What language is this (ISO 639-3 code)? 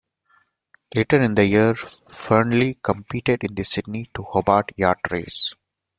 eng